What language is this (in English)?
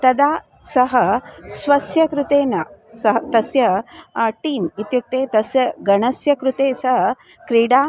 Sanskrit